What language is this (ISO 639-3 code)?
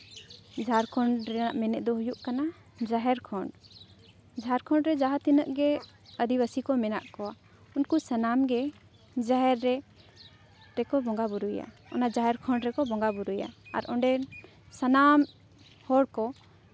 sat